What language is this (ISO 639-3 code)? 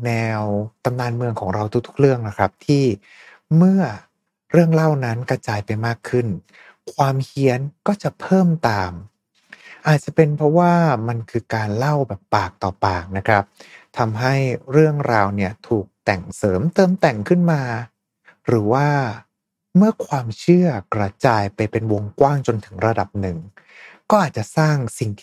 tha